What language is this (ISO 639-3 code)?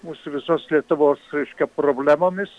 lit